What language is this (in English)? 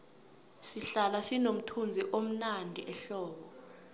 South Ndebele